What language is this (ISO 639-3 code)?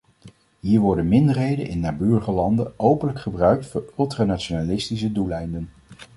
nld